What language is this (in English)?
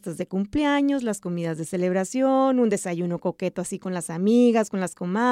Spanish